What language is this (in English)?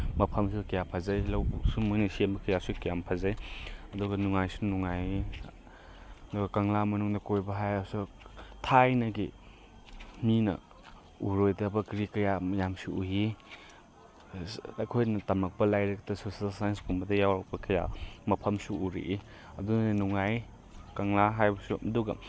Manipuri